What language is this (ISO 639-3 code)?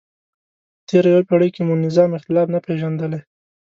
pus